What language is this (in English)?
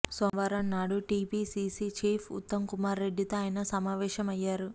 Telugu